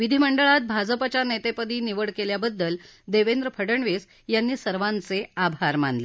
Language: Marathi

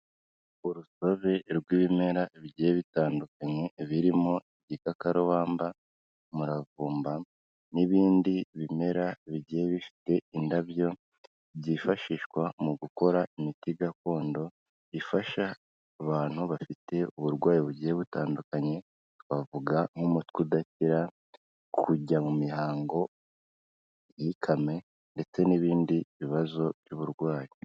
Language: Kinyarwanda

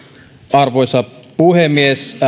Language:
Finnish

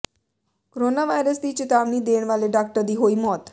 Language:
Punjabi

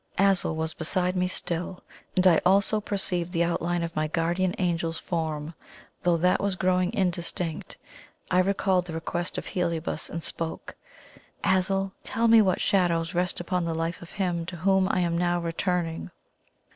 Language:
English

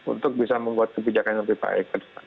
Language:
Indonesian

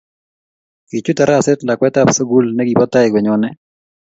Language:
Kalenjin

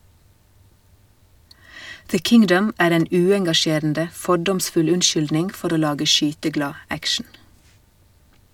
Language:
Norwegian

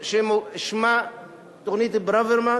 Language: Hebrew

